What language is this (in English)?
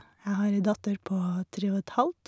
Norwegian